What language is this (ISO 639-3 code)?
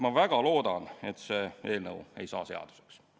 est